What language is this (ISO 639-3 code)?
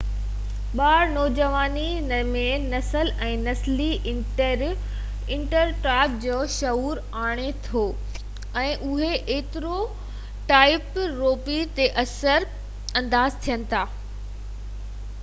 snd